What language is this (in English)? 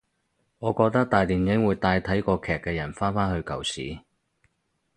Cantonese